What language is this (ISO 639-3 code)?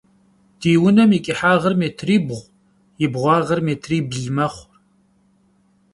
kbd